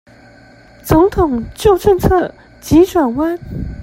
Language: Chinese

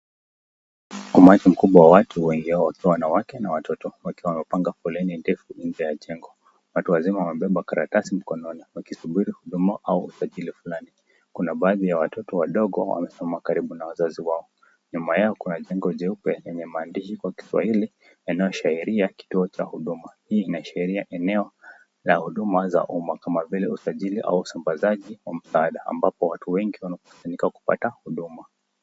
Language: Swahili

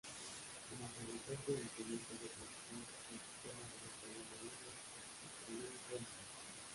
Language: Spanish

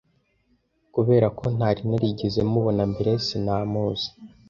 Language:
Kinyarwanda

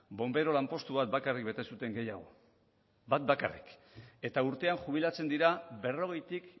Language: Basque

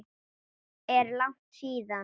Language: Icelandic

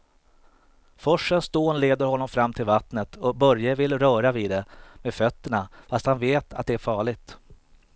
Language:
Swedish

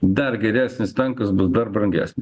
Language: Lithuanian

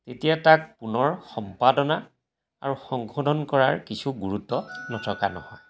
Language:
Assamese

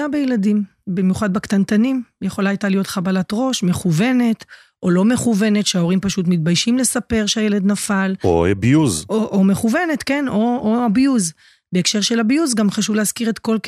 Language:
Hebrew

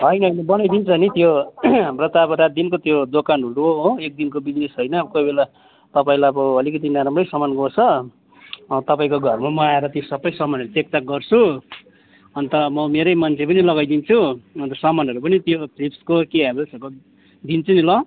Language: Nepali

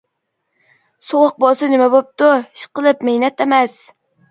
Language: Uyghur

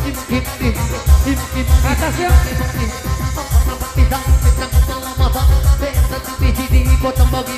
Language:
Indonesian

